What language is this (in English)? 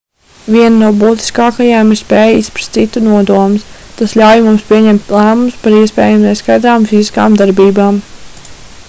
Latvian